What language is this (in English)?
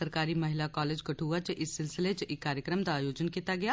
Dogri